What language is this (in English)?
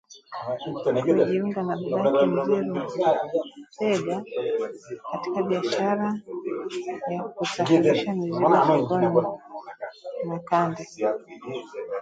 Swahili